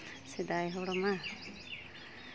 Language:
Santali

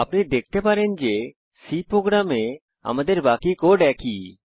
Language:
Bangla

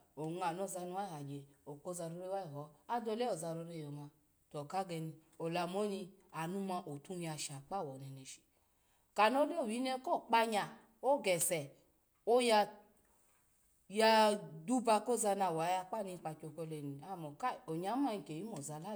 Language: Alago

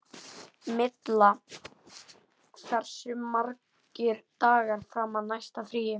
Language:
Icelandic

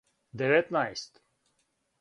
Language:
Serbian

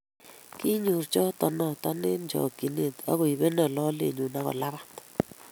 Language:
Kalenjin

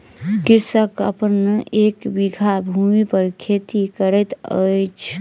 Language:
Maithili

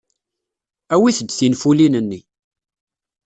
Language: Kabyle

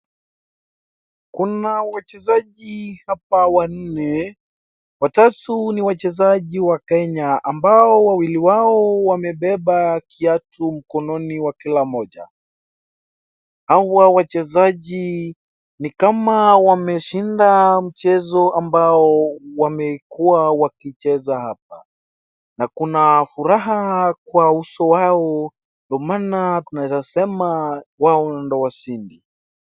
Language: Swahili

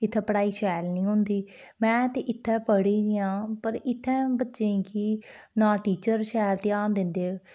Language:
Dogri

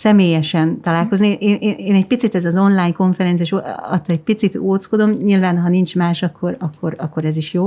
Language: Hungarian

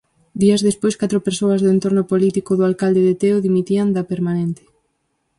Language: Galician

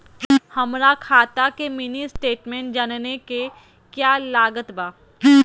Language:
Magahi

